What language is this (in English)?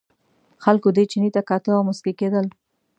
Pashto